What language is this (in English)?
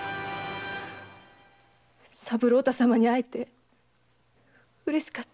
Japanese